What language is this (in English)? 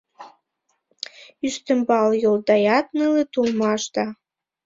Mari